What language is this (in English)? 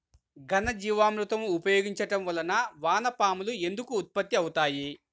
Telugu